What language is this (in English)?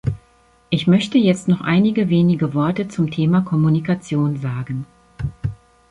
German